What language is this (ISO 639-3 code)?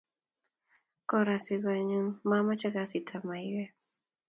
kln